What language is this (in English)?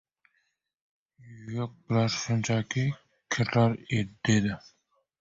Uzbek